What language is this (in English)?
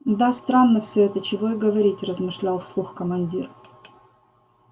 Russian